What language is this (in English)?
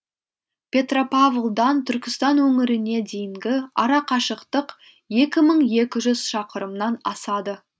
Kazakh